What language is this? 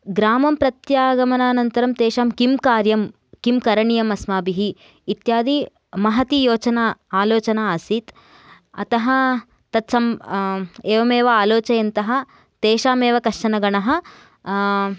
Sanskrit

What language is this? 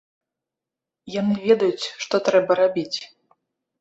Belarusian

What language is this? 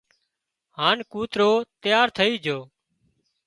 Wadiyara Koli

